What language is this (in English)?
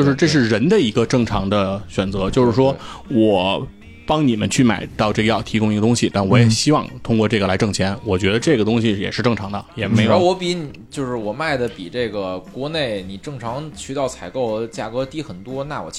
Chinese